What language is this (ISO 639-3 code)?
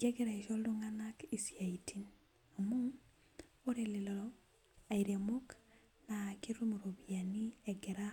mas